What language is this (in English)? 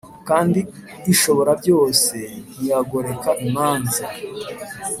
Kinyarwanda